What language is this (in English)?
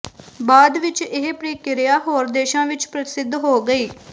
Punjabi